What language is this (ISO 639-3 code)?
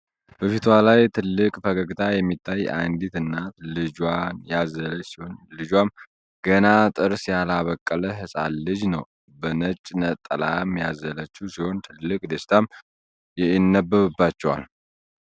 amh